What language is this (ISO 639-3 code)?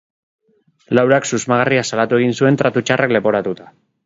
eus